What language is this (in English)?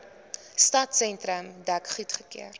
Afrikaans